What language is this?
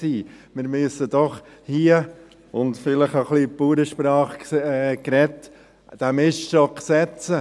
Swiss German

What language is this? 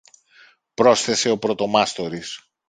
Greek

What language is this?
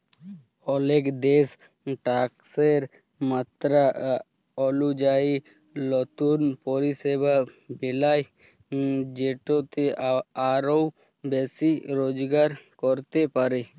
Bangla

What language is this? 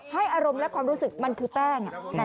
Thai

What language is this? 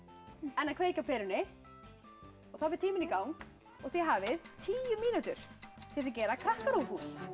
Icelandic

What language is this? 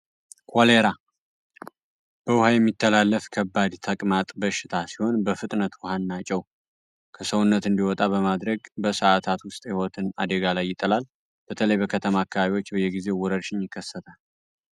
Amharic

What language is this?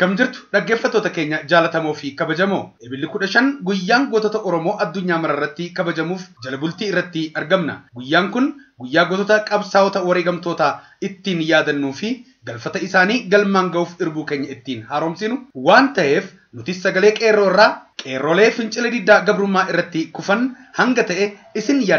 Arabic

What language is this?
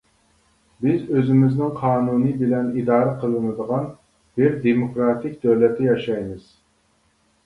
Uyghur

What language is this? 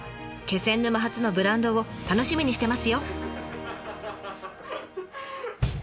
Japanese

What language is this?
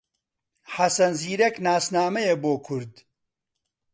Central Kurdish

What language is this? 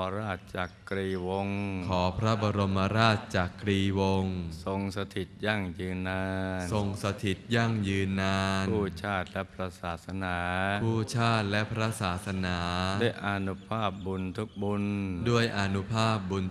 Thai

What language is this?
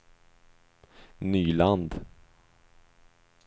Swedish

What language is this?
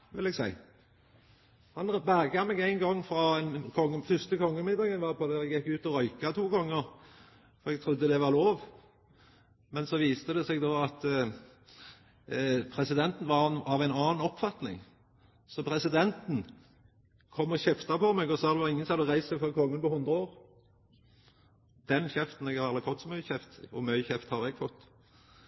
Norwegian Nynorsk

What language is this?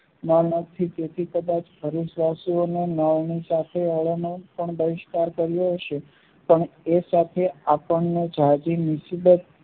Gujarati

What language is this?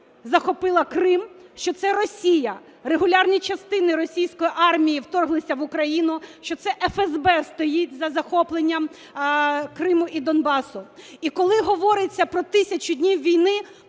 Ukrainian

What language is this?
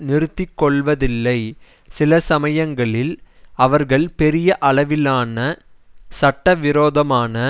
Tamil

